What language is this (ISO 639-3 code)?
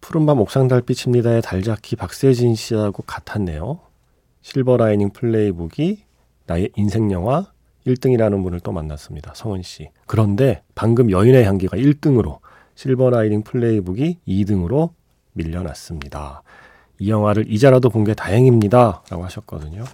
kor